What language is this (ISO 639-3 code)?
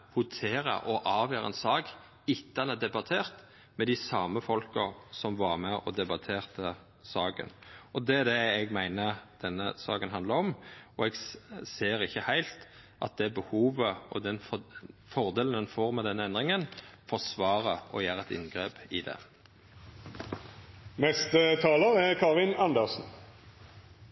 nor